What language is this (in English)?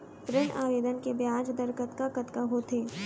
Chhattisgarhi